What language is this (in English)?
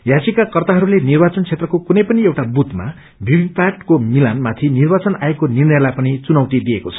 Nepali